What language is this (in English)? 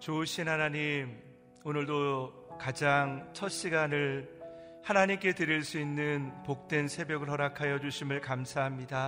Korean